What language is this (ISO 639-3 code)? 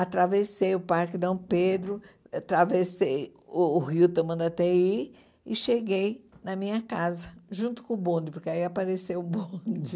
por